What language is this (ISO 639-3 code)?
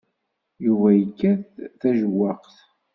kab